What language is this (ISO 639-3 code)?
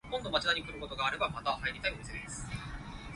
yue